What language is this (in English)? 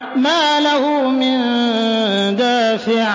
Arabic